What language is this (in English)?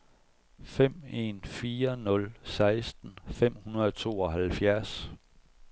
Danish